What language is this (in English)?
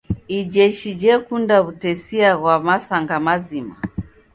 Taita